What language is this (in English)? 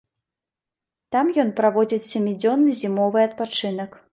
Belarusian